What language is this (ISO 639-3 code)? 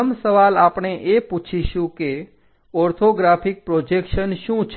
guj